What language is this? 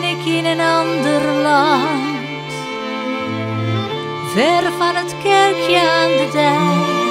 Dutch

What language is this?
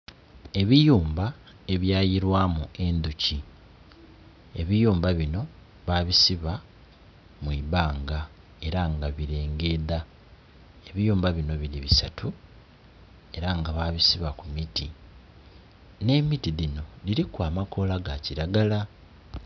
Soga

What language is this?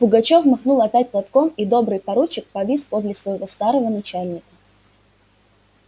Russian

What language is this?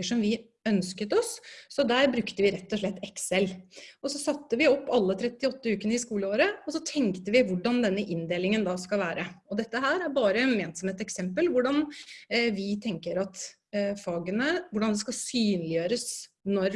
Norwegian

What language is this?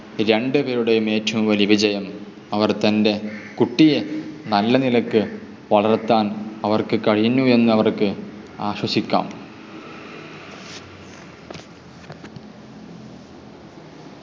Malayalam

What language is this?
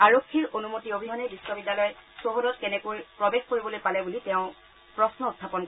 Assamese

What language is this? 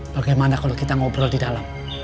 Indonesian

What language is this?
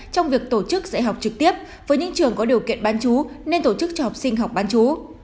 Vietnamese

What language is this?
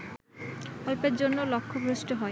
Bangla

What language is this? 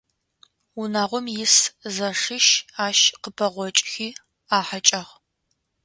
Adyghe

